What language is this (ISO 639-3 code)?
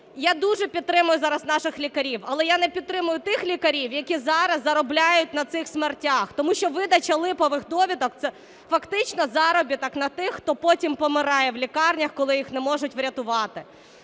ukr